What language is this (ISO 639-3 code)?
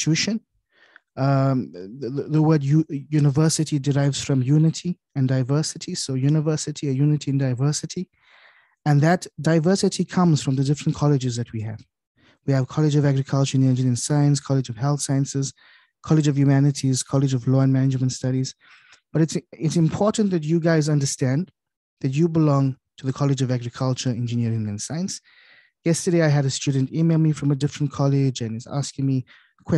eng